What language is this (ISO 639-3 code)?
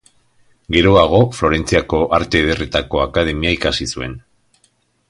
eus